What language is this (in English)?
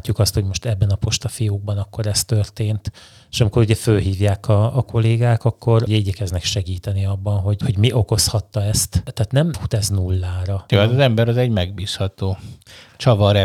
Hungarian